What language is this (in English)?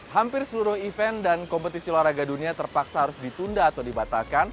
Indonesian